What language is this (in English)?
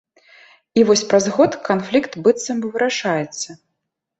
Belarusian